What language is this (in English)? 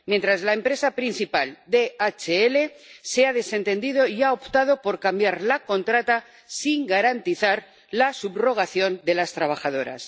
Spanish